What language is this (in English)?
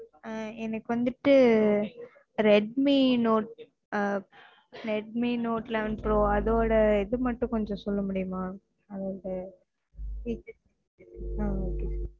Tamil